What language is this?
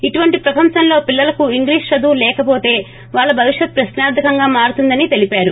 Telugu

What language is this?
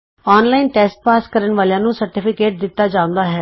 Punjabi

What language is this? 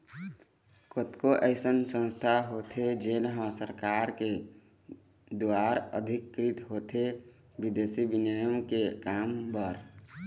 Chhattisgarhi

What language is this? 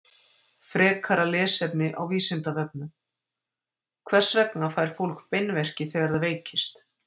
Icelandic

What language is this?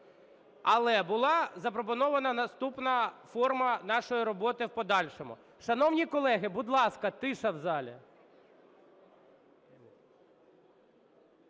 Ukrainian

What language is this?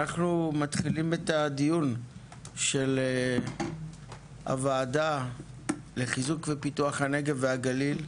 Hebrew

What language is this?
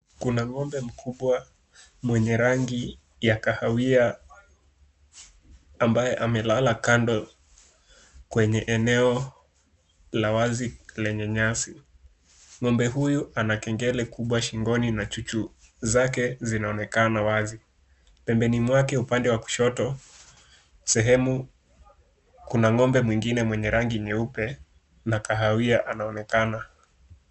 Swahili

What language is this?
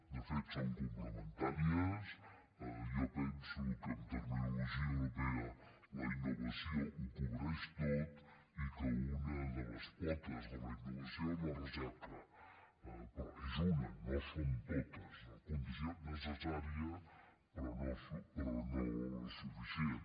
Catalan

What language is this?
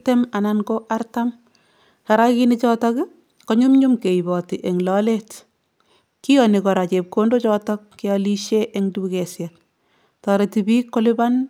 Kalenjin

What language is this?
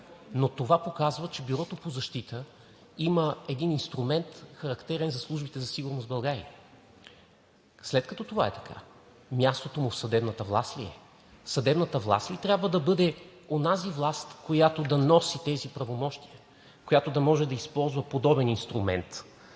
Bulgarian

